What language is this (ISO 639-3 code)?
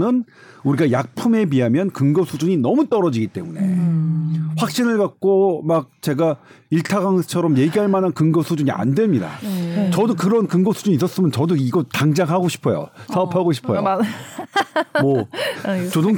kor